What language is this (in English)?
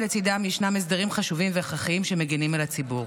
Hebrew